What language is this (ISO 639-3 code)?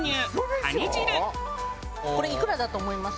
jpn